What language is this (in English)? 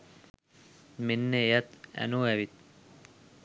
Sinhala